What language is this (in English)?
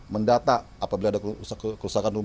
Indonesian